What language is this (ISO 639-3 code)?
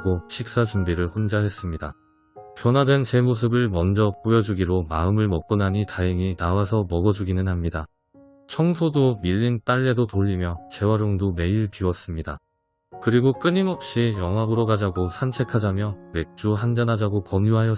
kor